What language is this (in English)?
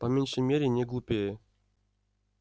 Russian